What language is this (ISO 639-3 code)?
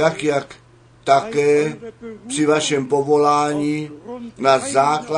ces